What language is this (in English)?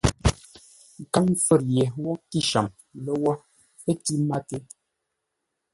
Ngombale